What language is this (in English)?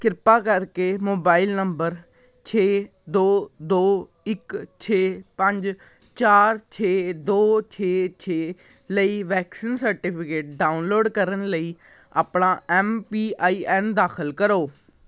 Punjabi